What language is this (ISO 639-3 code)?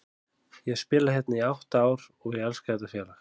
isl